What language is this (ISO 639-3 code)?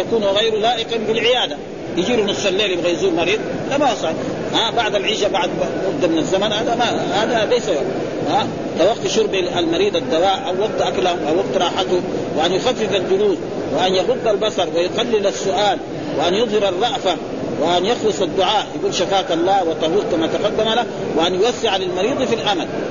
ara